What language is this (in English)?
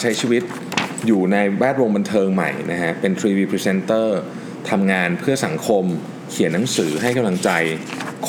Thai